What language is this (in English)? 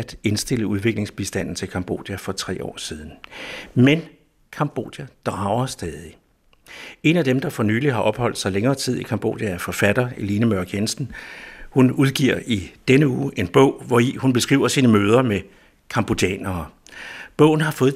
Danish